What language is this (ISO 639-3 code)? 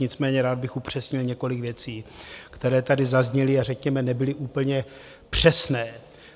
ces